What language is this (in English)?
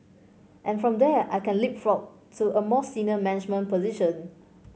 English